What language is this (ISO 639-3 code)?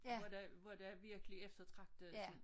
dan